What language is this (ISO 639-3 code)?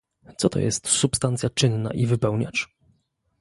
pol